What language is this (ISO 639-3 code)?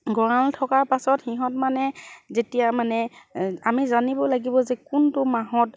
asm